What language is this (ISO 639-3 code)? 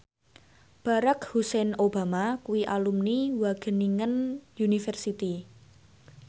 jav